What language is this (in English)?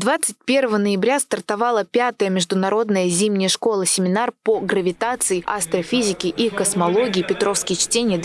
Russian